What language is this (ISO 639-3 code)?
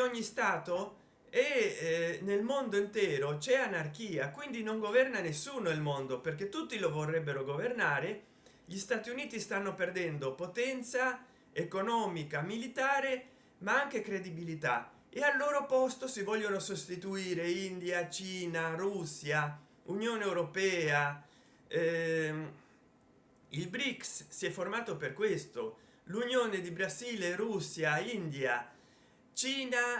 ita